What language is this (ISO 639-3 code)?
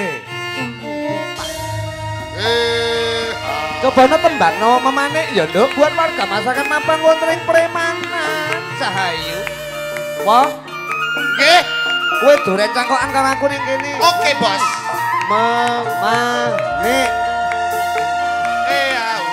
ind